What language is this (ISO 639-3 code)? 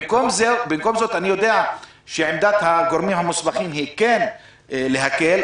heb